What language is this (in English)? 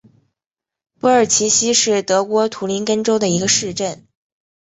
Chinese